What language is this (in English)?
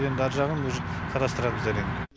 Kazakh